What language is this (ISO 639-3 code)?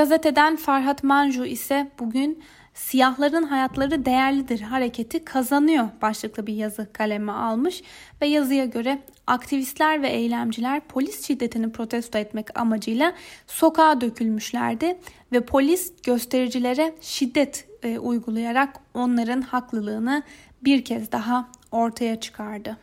tur